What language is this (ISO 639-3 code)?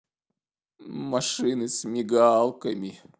rus